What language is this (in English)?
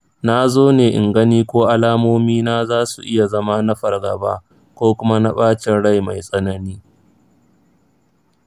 Hausa